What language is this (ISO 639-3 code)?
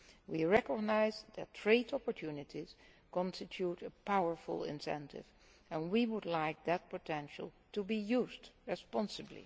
eng